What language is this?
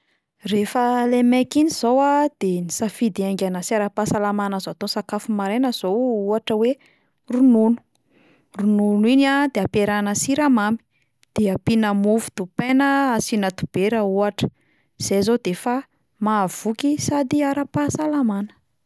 Malagasy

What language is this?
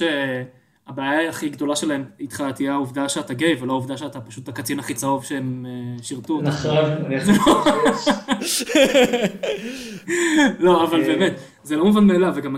Hebrew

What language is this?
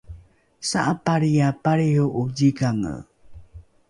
Rukai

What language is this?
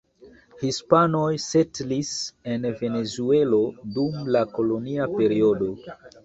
Esperanto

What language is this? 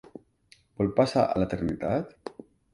Catalan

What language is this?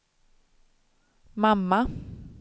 Swedish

